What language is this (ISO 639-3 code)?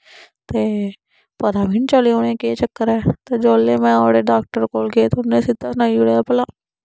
doi